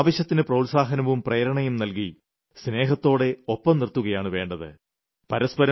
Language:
Malayalam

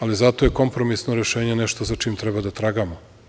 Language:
Serbian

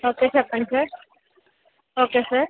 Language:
Telugu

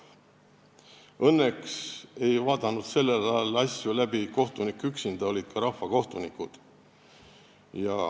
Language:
Estonian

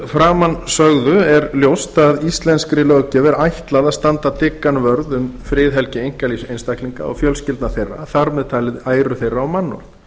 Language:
Icelandic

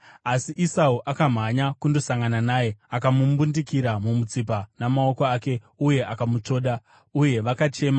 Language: Shona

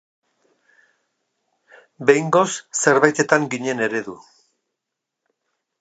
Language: Basque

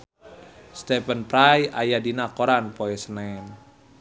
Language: Sundanese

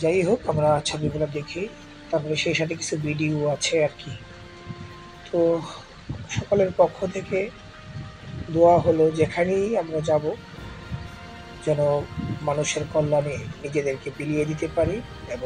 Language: Romanian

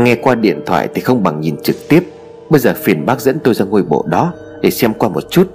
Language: Vietnamese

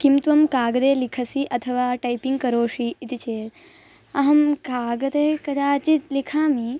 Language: Sanskrit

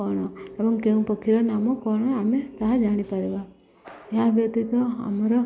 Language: Odia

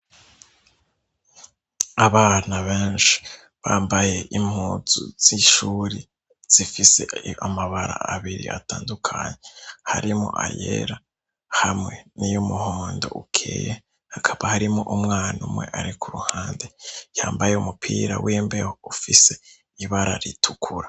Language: Rundi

